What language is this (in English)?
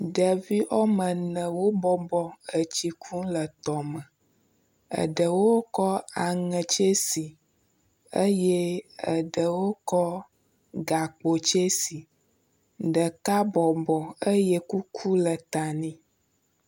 Ewe